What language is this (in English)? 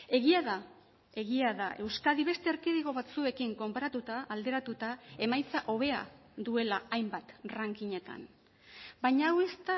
Basque